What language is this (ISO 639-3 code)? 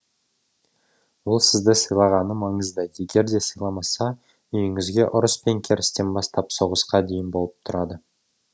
kaz